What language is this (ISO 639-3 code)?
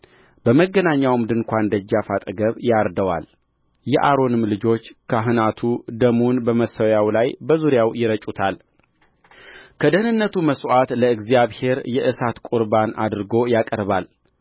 amh